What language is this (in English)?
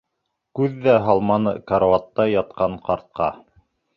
Bashkir